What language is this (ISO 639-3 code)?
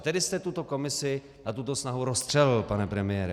ces